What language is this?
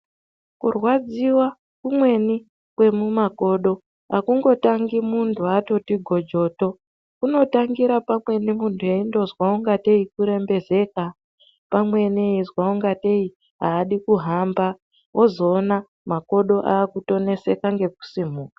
Ndau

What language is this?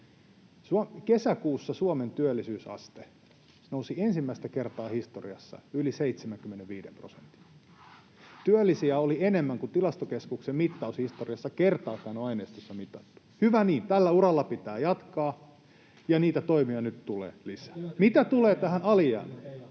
Finnish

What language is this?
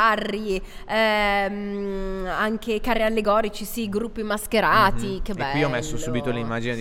Italian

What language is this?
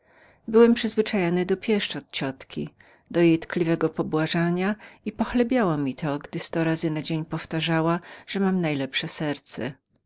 Polish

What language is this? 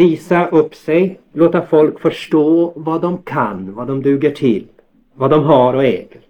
Swedish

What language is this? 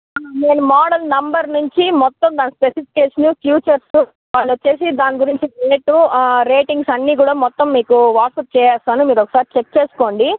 Telugu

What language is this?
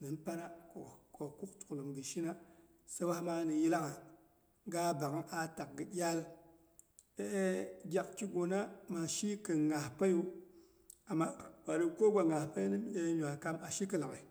Boghom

